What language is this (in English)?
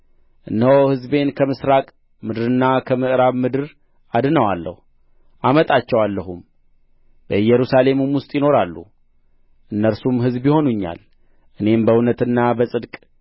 Amharic